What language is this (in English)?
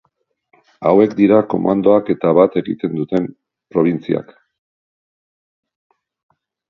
Basque